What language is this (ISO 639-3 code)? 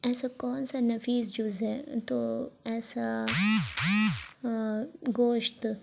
urd